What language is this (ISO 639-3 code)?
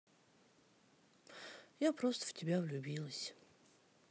rus